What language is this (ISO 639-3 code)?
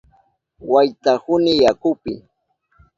qup